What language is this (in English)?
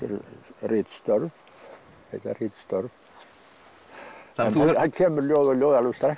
Icelandic